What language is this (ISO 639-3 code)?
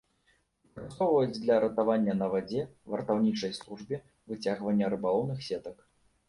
bel